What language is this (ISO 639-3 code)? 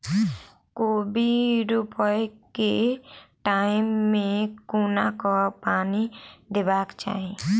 mai